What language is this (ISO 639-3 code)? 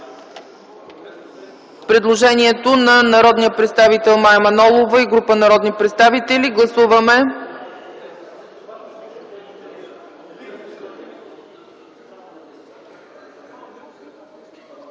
bul